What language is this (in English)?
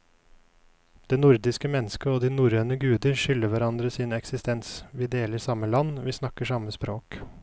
Norwegian